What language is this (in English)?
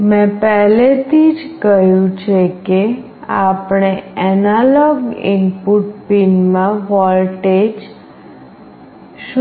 Gujarati